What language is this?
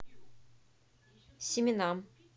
Russian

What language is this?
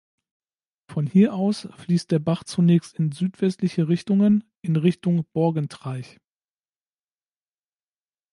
German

